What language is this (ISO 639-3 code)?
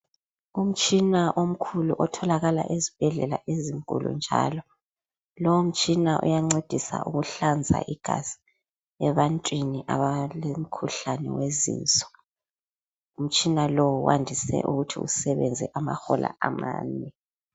nde